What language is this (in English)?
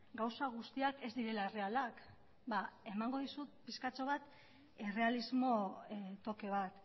Basque